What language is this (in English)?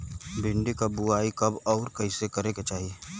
Bhojpuri